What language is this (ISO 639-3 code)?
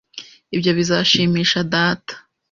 kin